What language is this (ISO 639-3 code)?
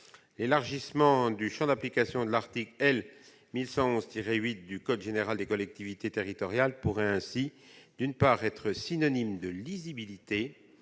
fra